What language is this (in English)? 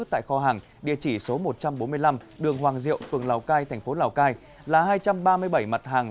Vietnamese